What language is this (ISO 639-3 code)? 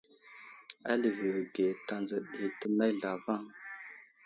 udl